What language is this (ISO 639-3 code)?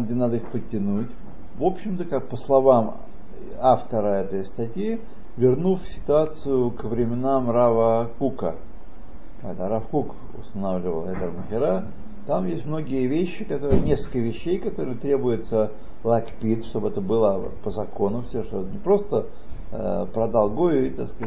rus